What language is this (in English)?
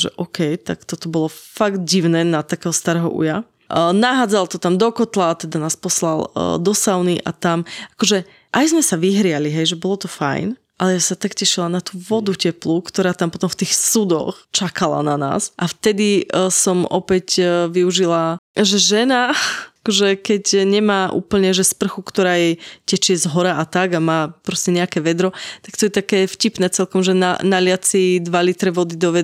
Slovak